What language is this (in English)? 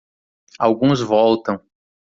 Portuguese